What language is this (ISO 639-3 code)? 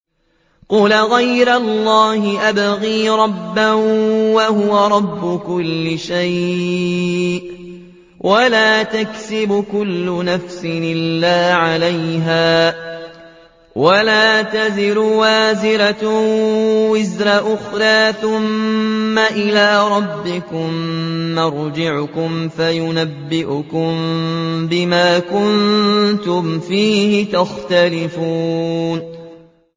ara